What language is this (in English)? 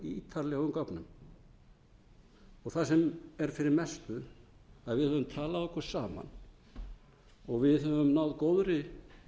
Icelandic